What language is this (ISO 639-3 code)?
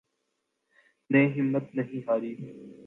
urd